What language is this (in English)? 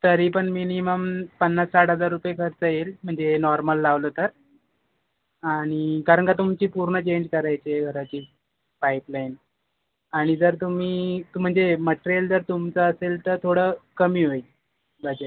Marathi